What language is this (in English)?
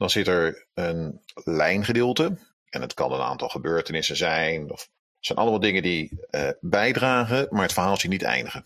Dutch